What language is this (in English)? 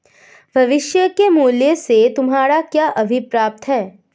Hindi